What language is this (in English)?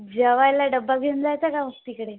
Marathi